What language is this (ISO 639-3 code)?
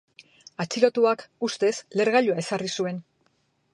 eus